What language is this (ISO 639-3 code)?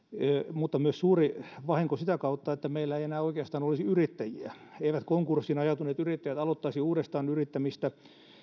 fin